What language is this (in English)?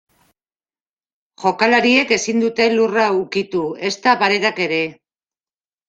Basque